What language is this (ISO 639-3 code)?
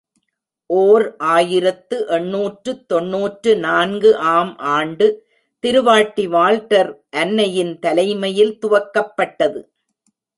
tam